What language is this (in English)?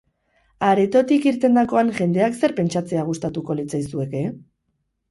Basque